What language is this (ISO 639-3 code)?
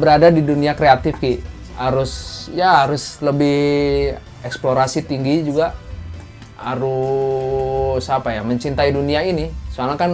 ind